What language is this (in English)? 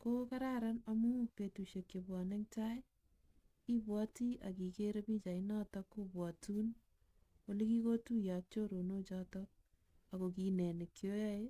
Kalenjin